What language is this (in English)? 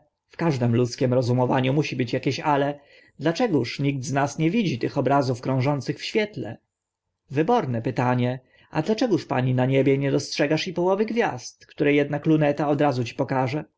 Polish